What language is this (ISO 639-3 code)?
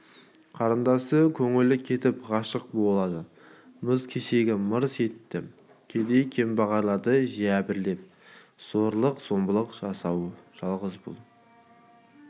kaz